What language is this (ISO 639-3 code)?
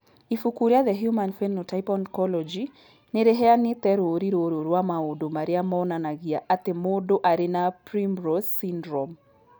kik